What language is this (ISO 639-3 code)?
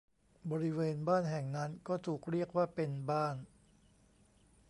tha